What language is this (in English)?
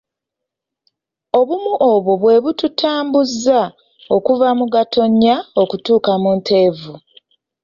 Ganda